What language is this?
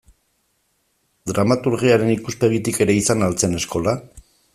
Basque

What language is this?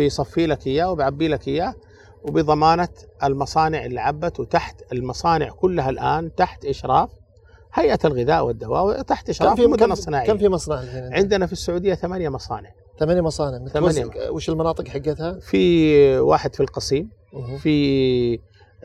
Arabic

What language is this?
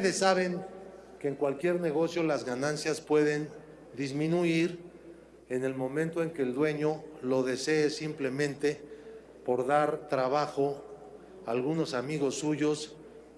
Spanish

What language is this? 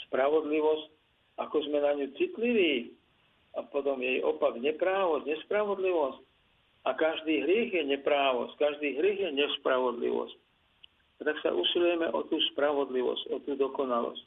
Slovak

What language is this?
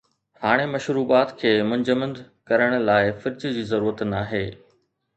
Sindhi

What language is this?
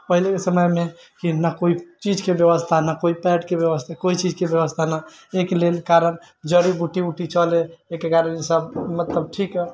Maithili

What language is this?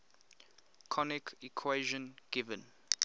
English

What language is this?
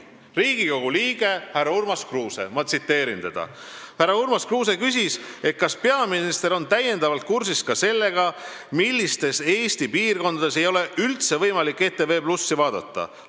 Estonian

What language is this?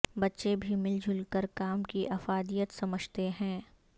Urdu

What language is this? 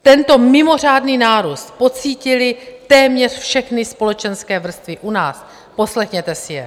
Czech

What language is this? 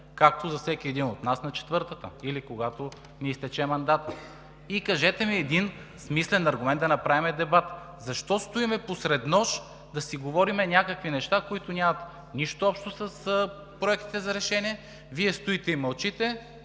Bulgarian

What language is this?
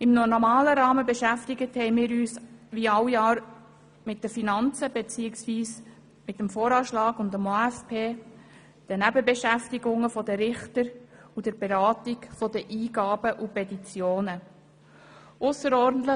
Swiss German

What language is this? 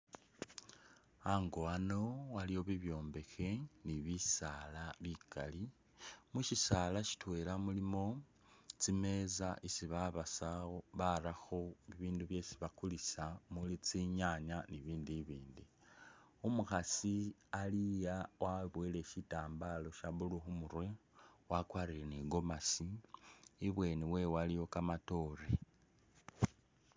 Masaaba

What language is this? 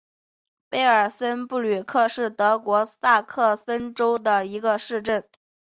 Chinese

